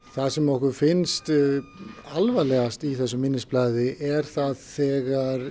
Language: Icelandic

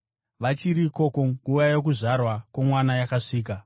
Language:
Shona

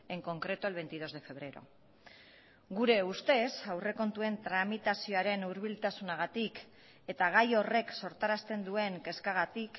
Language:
Basque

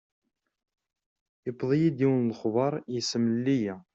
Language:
Kabyle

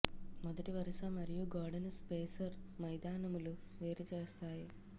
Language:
Telugu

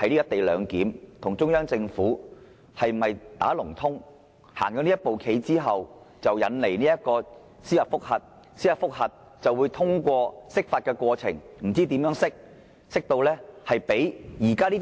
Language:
Cantonese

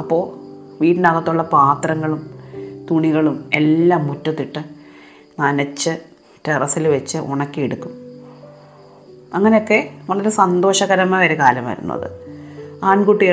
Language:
Malayalam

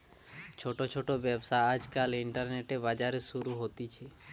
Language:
Bangla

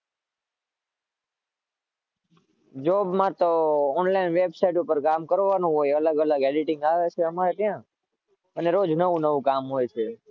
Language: Gujarati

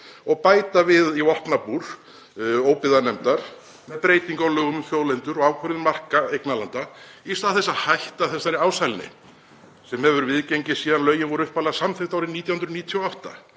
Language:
Icelandic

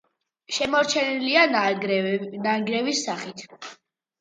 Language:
Georgian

